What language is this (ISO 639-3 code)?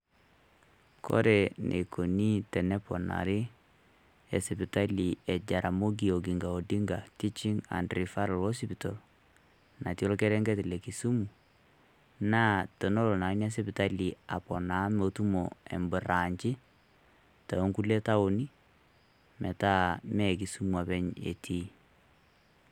mas